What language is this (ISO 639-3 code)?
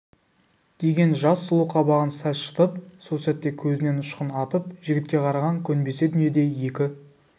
kaz